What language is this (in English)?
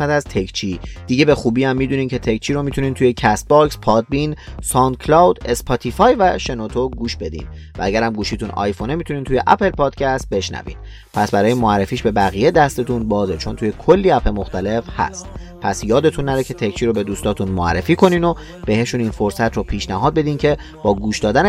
Persian